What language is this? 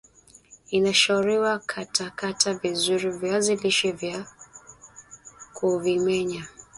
Swahili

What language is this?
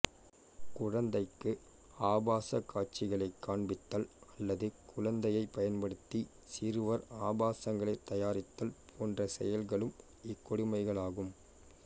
Tamil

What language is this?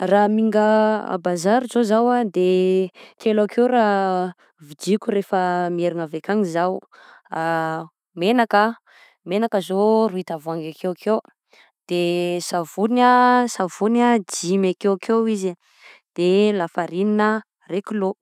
Southern Betsimisaraka Malagasy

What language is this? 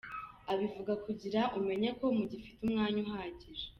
Kinyarwanda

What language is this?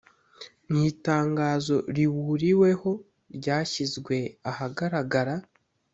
Kinyarwanda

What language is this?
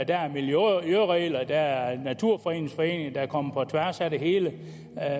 Danish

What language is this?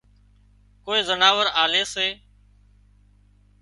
Wadiyara Koli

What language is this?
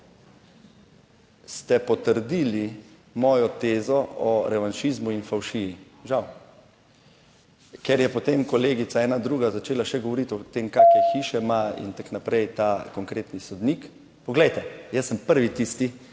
Slovenian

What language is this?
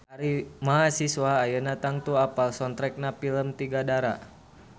Sundanese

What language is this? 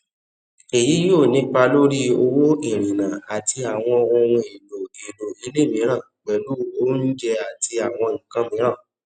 Yoruba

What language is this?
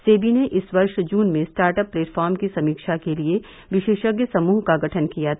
Hindi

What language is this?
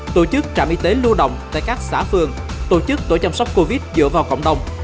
Vietnamese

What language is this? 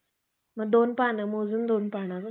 Marathi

